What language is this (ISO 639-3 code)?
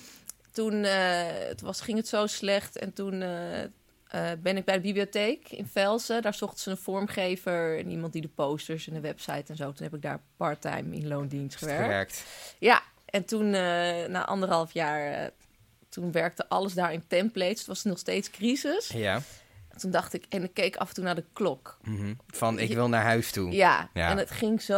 nld